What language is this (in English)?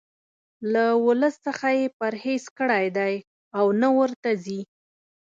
Pashto